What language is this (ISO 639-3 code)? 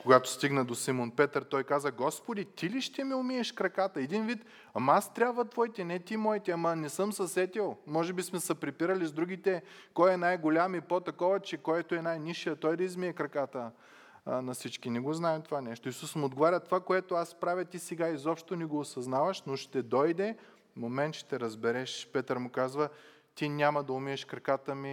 bul